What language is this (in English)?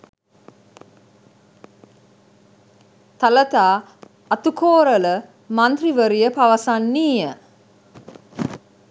Sinhala